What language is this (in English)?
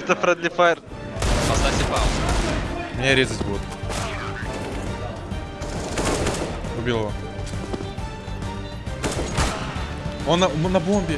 Russian